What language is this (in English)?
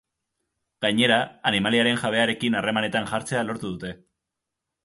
Basque